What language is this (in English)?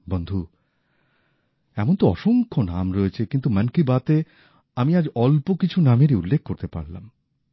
Bangla